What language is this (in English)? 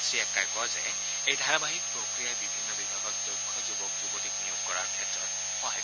Assamese